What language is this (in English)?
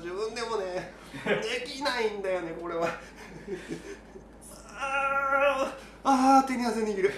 Japanese